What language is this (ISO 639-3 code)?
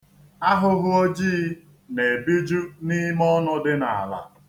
ibo